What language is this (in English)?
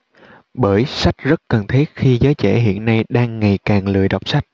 Vietnamese